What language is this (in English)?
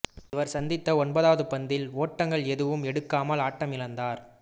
Tamil